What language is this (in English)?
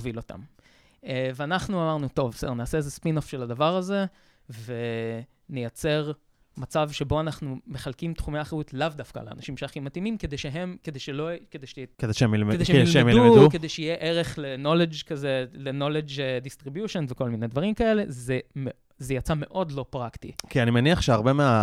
Hebrew